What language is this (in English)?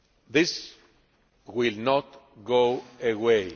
English